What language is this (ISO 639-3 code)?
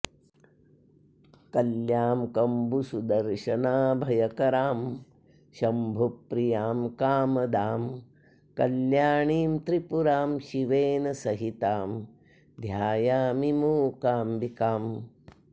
san